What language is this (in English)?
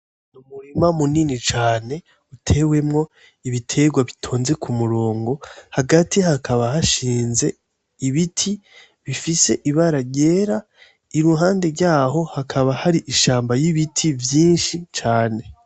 Rundi